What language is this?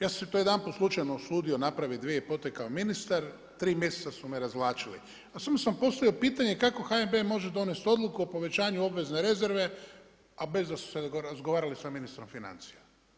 Croatian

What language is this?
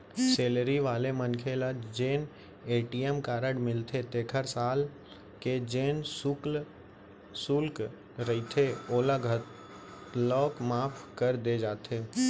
Chhattisgarhi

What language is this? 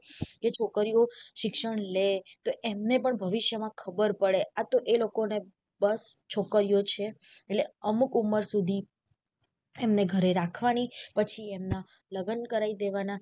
Gujarati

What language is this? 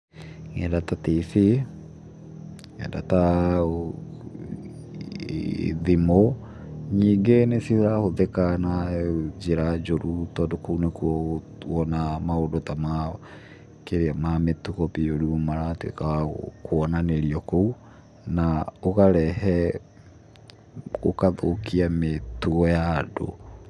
Kikuyu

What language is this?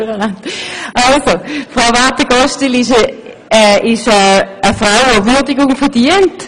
Swiss German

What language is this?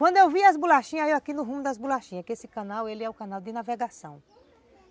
Portuguese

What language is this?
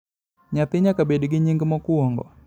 Luo (Kenya and Tanzania)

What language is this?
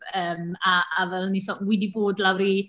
Welsh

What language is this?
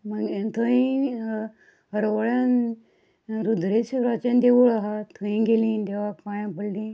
Konkani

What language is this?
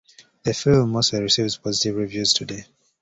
English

